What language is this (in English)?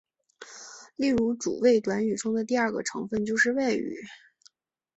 Chinese